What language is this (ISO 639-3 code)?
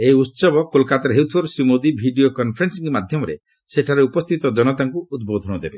ori